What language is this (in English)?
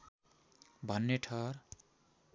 Nepali